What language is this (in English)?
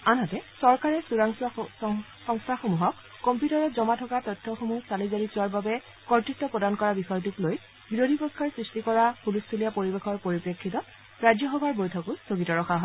Assamese